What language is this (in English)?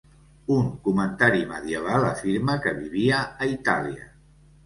Catalan